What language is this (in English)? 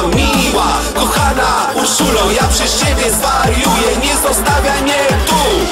Polish